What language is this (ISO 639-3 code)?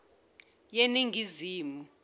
zul